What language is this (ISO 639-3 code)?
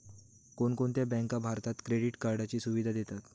mar